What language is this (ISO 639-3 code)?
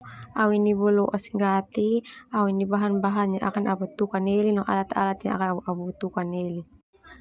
twu